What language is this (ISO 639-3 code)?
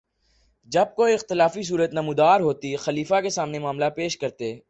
urd